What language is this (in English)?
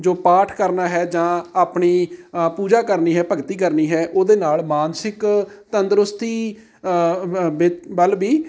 Punjabi